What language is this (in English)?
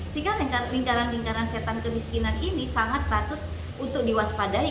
Indonesian